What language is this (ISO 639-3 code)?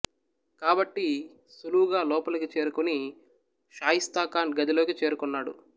tel